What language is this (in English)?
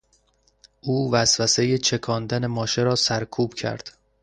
Persian